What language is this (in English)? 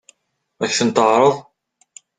Kabyle